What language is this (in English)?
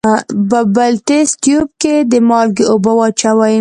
Pashto